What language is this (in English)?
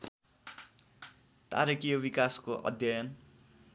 Nepali